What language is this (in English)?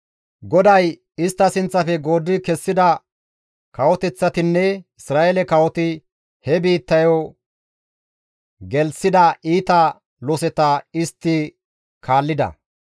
Gamo